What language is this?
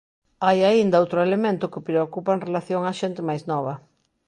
Galician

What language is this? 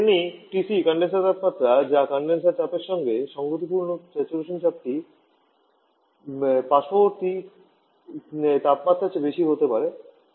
Bangla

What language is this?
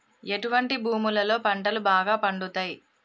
Telugu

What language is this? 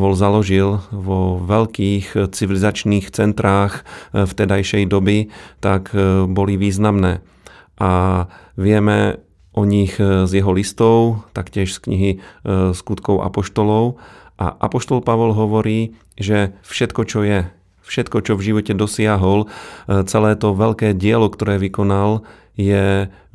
Slovak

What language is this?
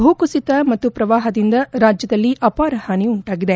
Kannada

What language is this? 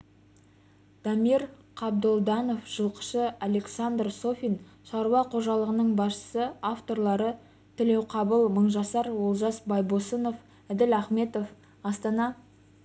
Kazakh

